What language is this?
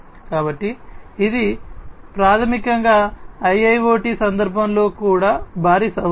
Telugu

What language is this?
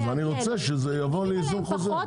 Hebrew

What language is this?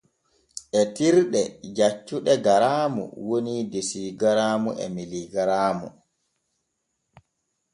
Borgu Fulfulde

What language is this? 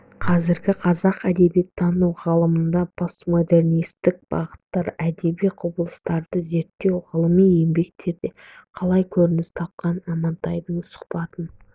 Kazakh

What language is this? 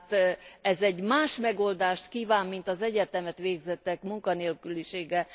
Hungarian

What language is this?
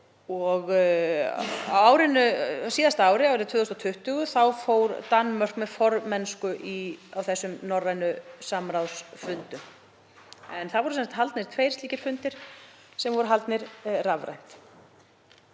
Icelandic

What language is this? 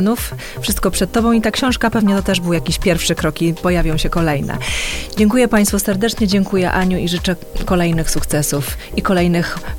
Polish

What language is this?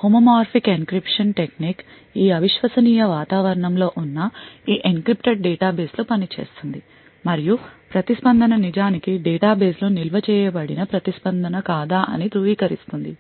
Telugu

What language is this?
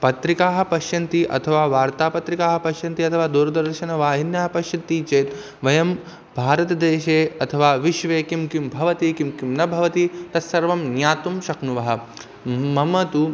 Sanskrit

